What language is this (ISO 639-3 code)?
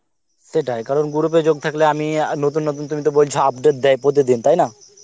ben